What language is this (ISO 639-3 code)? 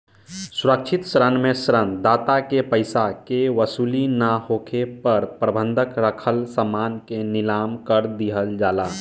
bho